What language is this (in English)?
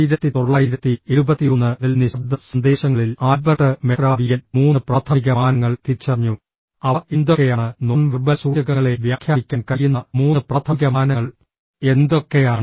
Malayalam